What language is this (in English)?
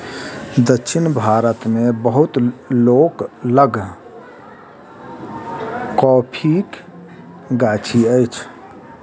Maithili